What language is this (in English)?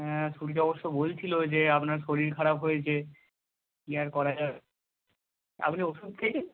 Bangla